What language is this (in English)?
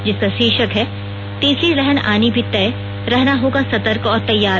Hindi